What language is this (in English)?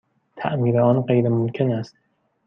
Persian